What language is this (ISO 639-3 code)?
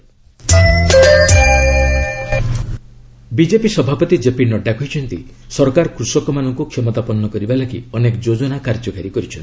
ori